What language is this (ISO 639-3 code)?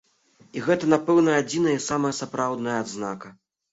bel